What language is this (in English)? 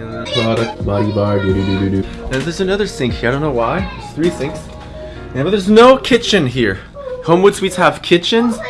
English